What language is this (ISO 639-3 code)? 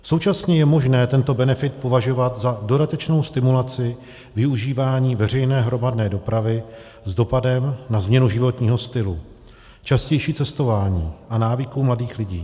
ces